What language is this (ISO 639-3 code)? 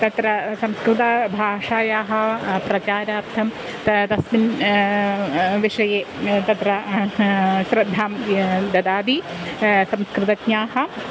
san